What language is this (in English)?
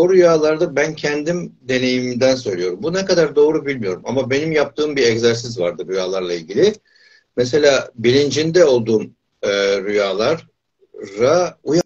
Turkish